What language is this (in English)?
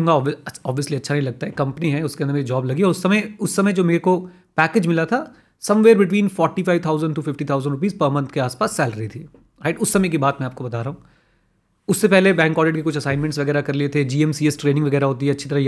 Hindi